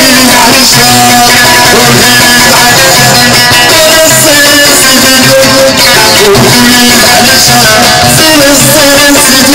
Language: Arabic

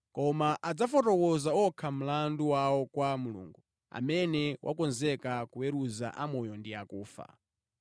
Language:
Nyanja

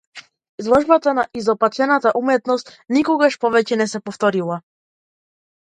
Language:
Macedonian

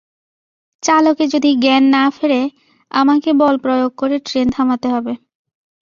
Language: Bangla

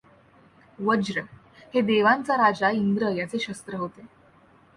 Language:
Marathi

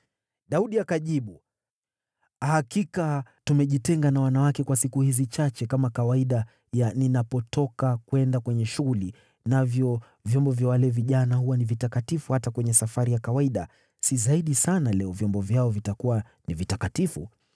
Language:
Swahili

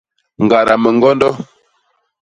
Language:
Basaa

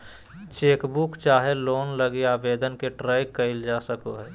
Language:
Magahi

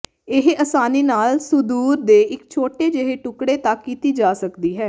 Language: Punjabi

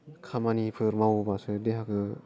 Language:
Bodo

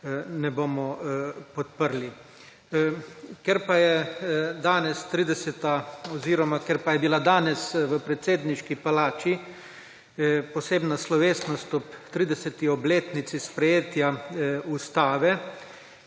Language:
Slovenian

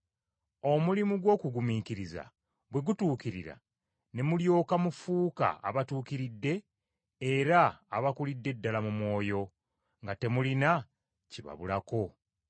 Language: Ganda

